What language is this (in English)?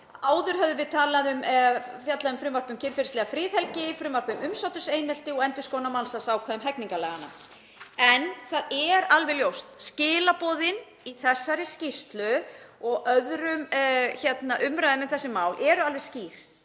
Icelandic